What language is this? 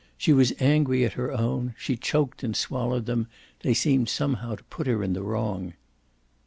English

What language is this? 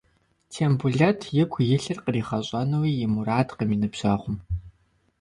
Kabardian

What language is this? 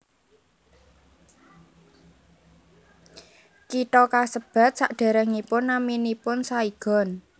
Javanese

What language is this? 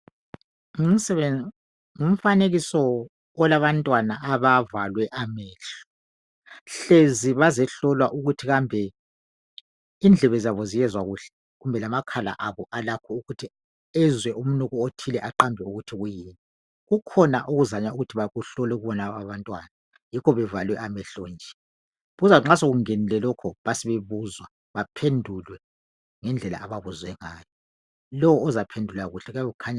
North Ndebele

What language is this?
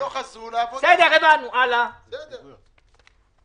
Hebrew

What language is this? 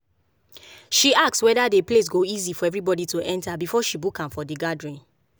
Nigerian Pidgin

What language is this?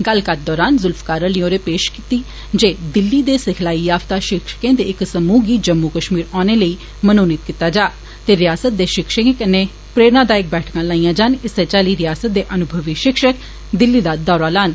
Dogri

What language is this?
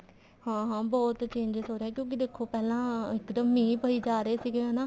Punjabi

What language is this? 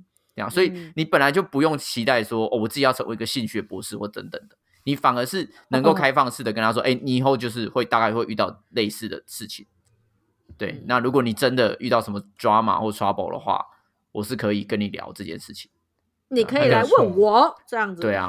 Chinese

